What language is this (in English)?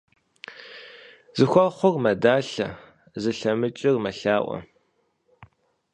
Kabardian